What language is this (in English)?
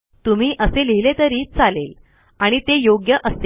Marathi